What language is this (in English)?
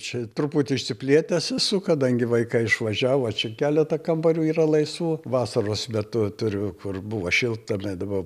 Lithuanian